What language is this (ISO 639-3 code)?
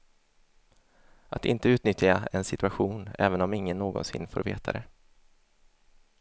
swe